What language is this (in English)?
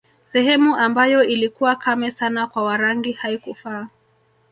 Swahili